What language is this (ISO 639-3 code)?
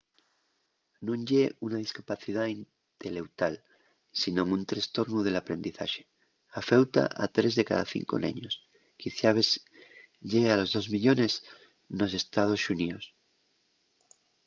ast